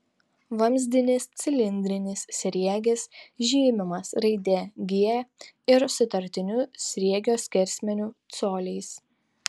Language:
Lithuanian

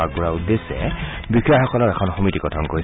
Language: Assamese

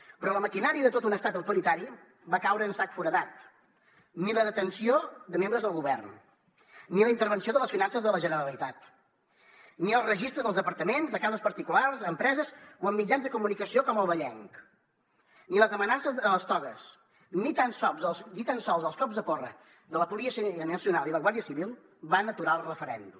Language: Catalan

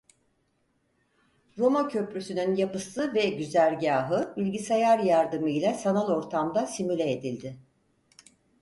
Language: Turkish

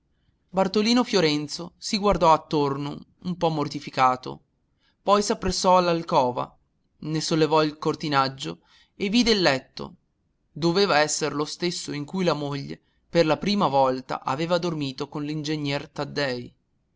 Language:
Italian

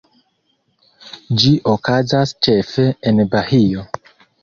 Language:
Esperanto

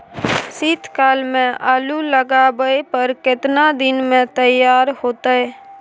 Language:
Maithili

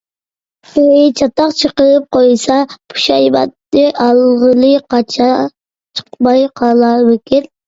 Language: Uyghur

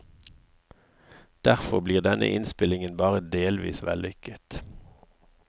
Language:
Norwegian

